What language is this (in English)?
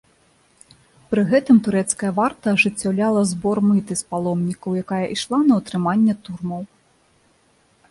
Belarusian